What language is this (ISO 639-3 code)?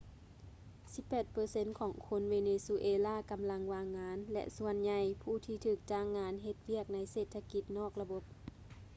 lao